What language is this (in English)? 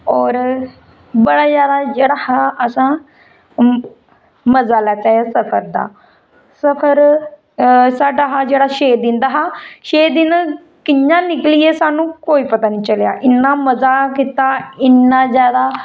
Dogri